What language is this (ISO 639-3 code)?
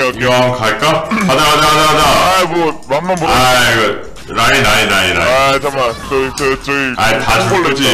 kor